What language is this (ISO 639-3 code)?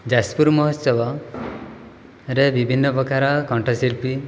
ori